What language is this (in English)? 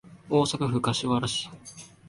Japanese